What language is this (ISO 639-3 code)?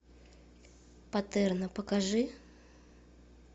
rus